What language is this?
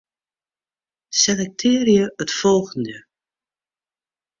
Western Frisian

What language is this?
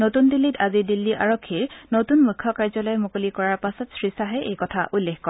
Assamese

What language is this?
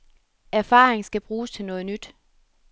Danish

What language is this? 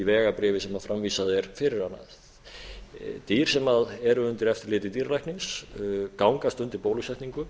Icelandic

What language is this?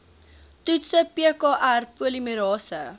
Afrikaans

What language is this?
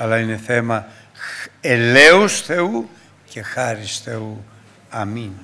Greek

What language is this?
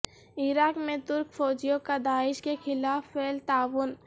Urdu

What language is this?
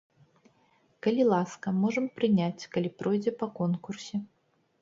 Belarusian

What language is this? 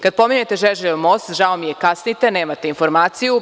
Serbian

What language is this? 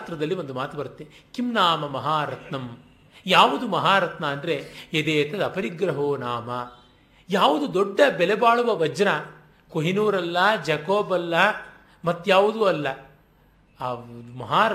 Kannada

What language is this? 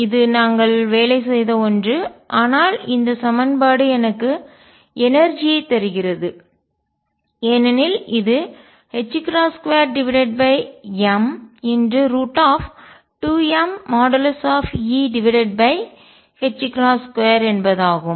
Tamil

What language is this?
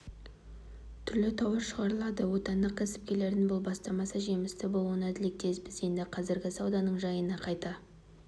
Kazakh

